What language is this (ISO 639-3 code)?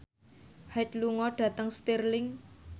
jav